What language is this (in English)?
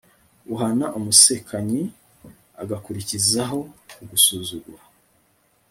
Kinyarwanda